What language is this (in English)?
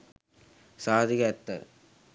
Sinhala